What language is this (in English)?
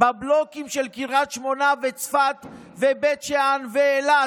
Hebrew